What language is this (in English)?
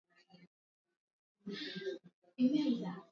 Swahili